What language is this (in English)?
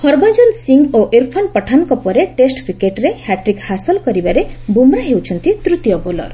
Odia